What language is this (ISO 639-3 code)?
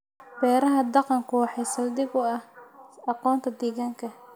som